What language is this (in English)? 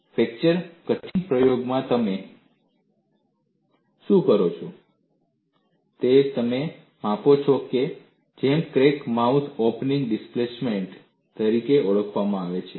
Gujarati